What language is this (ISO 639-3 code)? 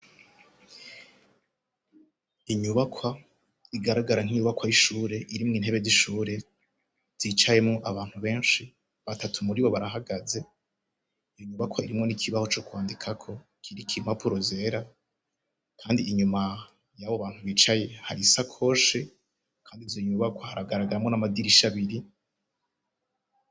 run